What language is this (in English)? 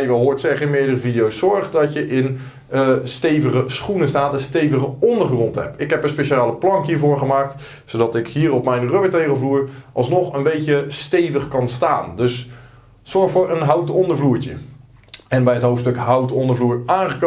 Dutch